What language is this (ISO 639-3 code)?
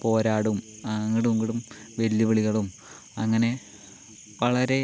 mal